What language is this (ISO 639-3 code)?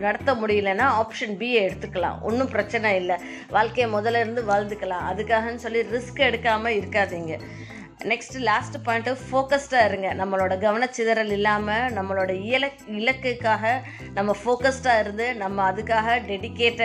tam